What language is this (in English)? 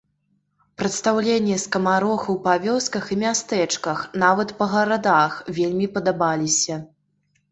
Belarusian